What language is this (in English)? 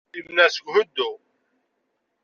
Kabyle